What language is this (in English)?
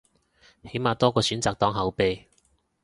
Cantonese